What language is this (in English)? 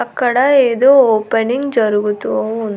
Telugu